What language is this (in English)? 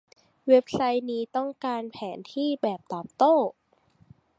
Thai